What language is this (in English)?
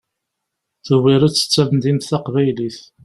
Kabyle